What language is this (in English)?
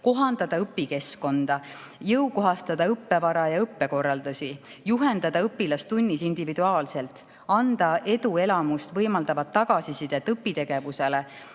Estonian